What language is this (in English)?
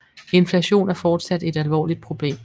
Danish